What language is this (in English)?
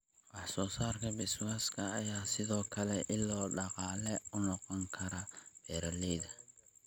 Somali